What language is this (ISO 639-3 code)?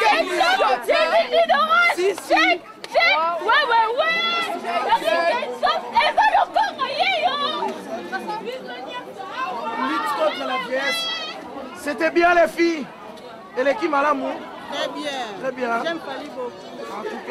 fra